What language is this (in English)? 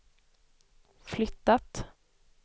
Swedish